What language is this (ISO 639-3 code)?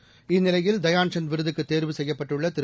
tam